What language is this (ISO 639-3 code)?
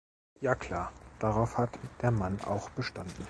deu